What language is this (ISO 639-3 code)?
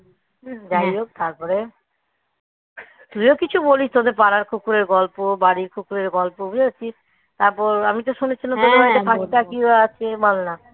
ben